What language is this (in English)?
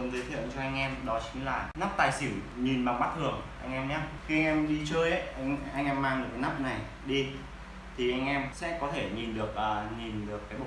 Vietnamese